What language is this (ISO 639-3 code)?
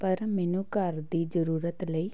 pan